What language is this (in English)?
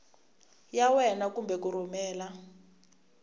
Tsonga